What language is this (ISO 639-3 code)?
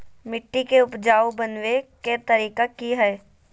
mag